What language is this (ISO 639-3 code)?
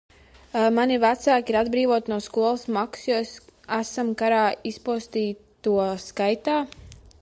lav